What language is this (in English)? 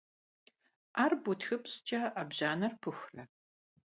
Kabardian